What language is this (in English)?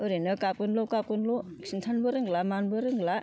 Bodo